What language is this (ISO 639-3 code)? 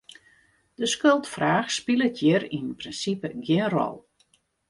fry